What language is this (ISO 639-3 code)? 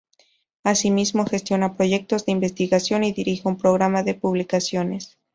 spa